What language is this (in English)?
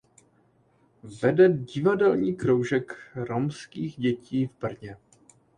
Czech